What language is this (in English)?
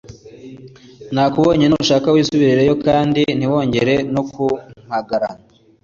Kinyarwanda